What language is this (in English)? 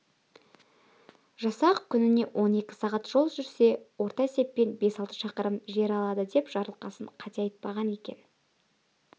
Kazakh